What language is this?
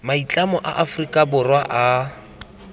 Tswana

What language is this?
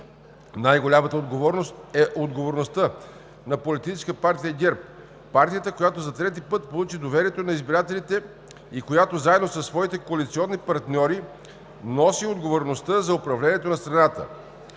Bulgarian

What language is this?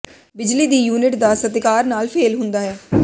Punjabi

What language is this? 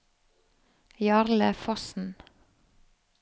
Norwegian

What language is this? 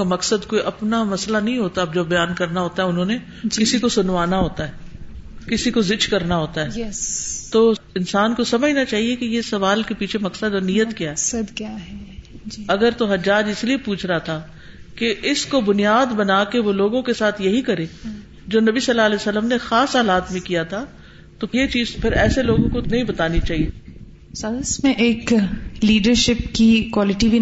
Urdu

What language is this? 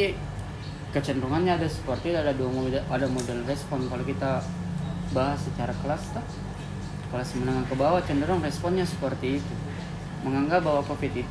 Indonesian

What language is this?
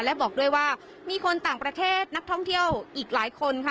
Thai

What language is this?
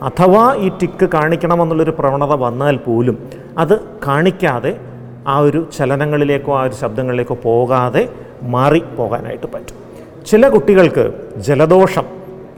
Malayalam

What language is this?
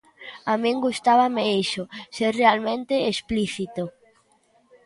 Galician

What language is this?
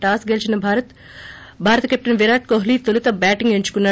Telugu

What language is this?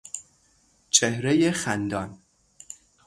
Persian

